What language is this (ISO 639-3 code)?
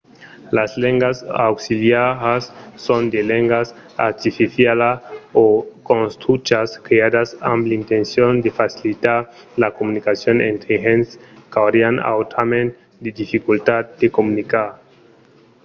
oci